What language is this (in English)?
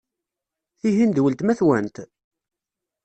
Kabyle